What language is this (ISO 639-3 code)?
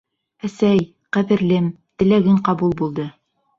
bak